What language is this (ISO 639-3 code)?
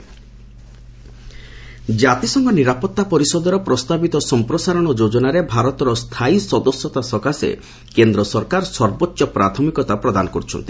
ori